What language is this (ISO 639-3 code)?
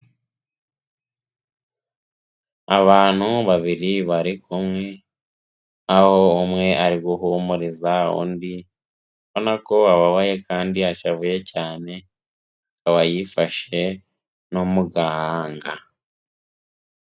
kin